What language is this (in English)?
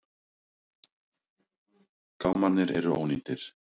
Icelandic